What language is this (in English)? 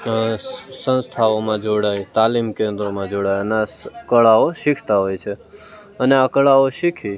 Gujarati